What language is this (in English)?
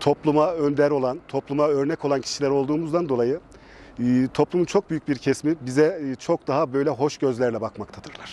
Turkish